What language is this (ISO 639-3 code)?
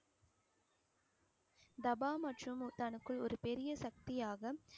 tam